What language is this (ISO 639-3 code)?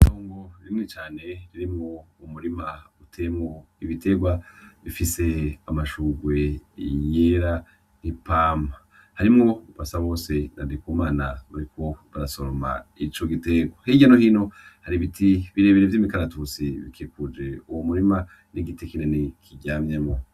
run